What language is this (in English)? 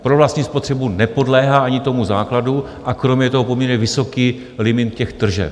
Czech